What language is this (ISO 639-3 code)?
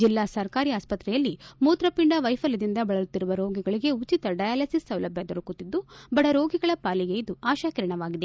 kan